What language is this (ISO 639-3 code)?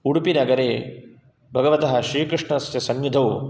san